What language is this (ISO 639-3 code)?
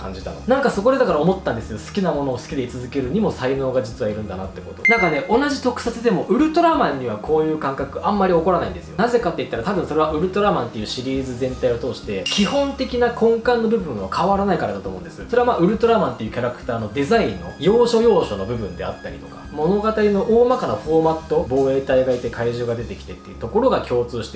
jpn